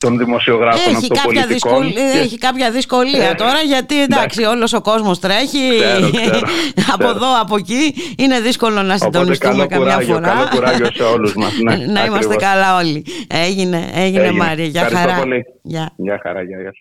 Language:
Greek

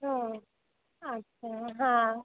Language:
Maithili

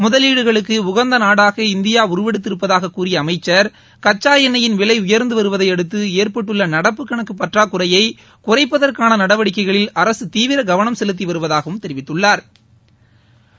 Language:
Tamil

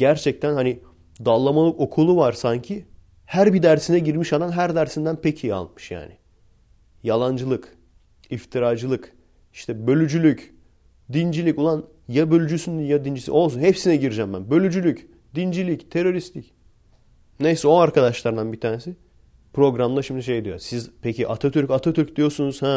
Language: Turkish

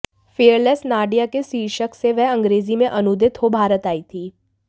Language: Hindi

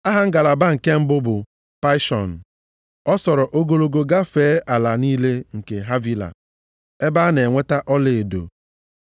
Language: Igbo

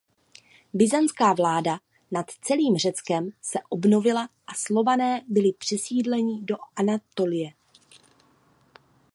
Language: Czech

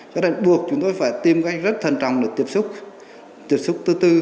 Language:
Vietnamese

